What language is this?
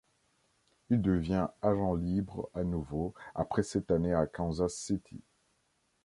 French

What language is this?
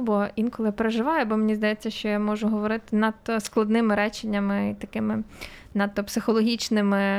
Ukrainian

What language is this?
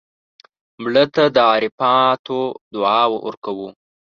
Pashto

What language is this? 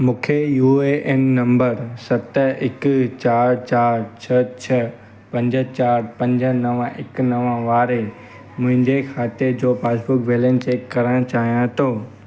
Sindhi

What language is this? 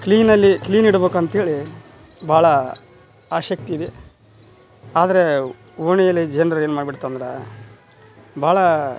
Kannada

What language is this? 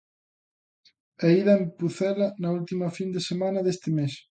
Galician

